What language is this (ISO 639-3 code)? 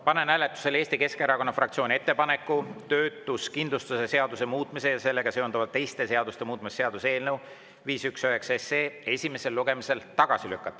est